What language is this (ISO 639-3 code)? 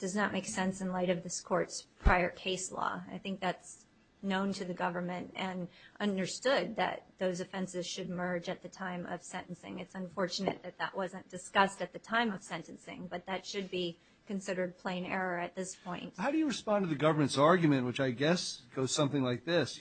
eng